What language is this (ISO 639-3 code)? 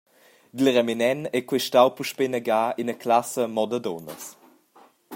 roh